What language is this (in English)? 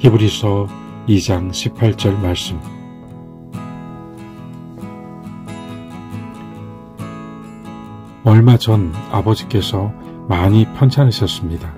Korean